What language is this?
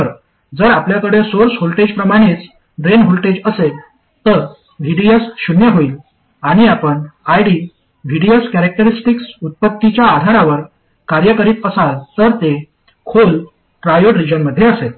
Marathi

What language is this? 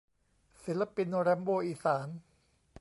Thai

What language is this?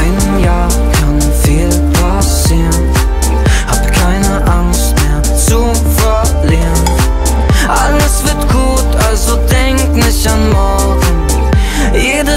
Russian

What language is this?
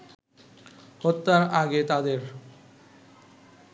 Bangla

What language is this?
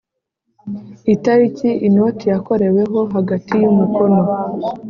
Kinyarwanda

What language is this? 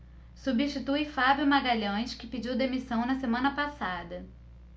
Portuguese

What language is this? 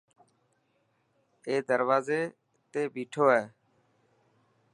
Dhatki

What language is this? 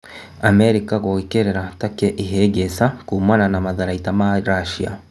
Kikuyu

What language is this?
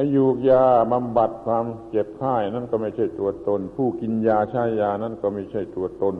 Thai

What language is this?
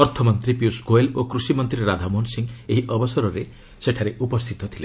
Odia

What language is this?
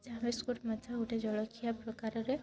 Odia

